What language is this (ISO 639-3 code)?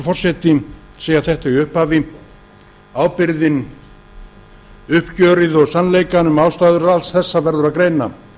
isl